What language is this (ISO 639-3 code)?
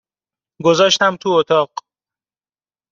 fas